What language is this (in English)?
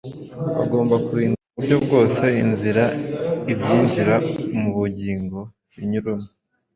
Kinyarwanda